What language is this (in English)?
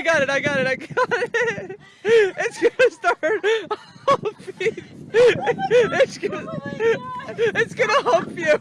English